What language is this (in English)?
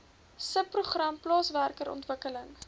Afrikaans